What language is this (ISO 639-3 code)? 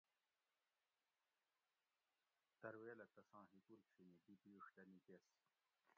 gwc